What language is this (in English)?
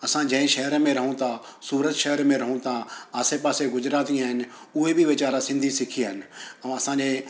Sindhi